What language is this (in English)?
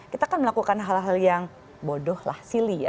Indonesian